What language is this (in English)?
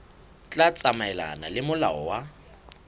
Southern Sotho